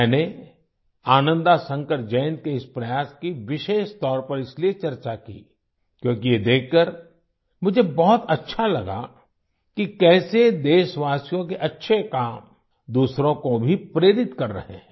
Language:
Hindi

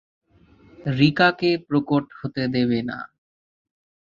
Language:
Bangla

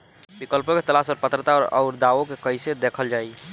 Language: Bhojpuri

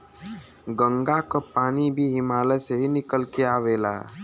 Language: Bhojpuri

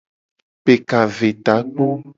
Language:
Gen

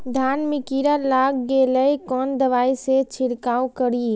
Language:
Maithili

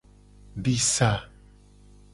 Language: Gen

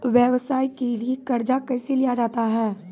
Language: Maithili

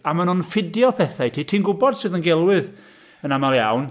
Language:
Welsh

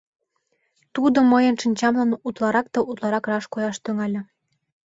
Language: Mari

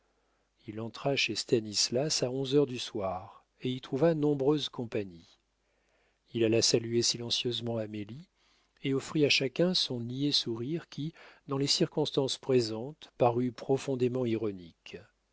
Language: French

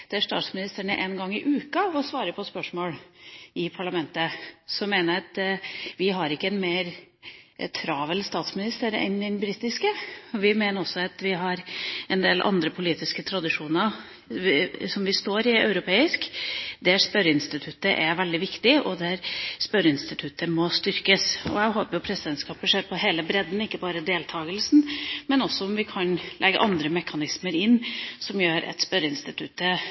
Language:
Norwegian Bokmål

